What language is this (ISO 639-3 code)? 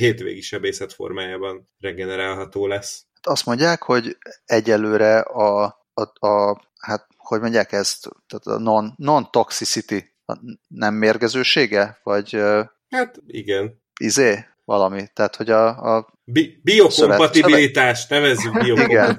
hun